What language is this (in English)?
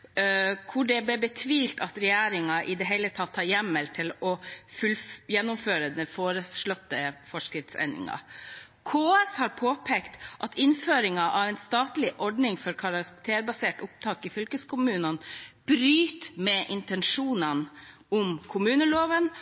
Norwegian Bokmål